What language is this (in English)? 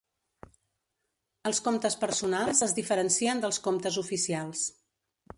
Catalan